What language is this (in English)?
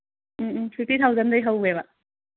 Manipuri